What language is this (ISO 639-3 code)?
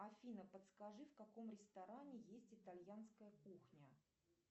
rus